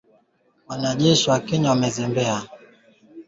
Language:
Swahili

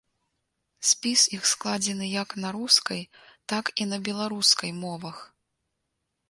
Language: Belarusian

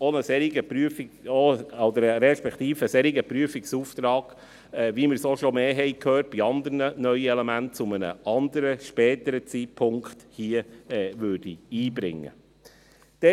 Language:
Swiss German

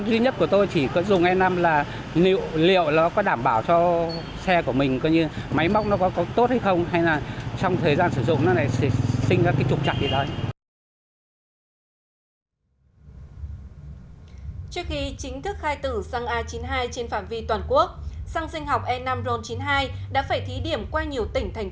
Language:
Vietnamese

